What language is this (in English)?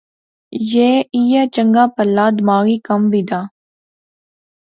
Pahari-Potwari